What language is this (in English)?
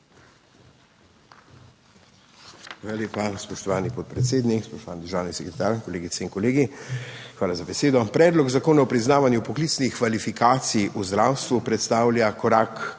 Slovenian